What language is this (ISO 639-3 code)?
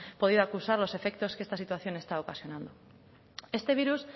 spa